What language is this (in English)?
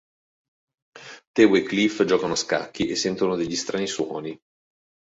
Italian